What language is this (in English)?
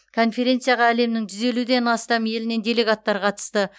Kazakh